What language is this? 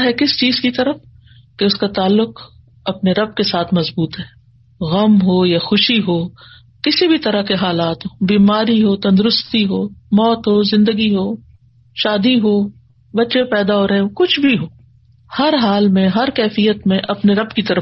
Urdu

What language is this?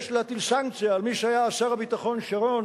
Hebrew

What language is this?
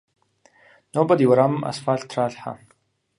Kabardian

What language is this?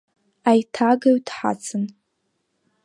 Abkhazian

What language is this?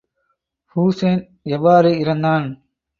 Tamil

